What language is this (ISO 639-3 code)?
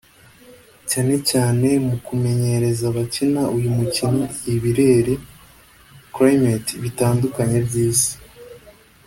kin